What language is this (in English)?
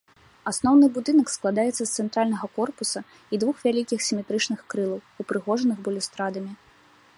Belarusian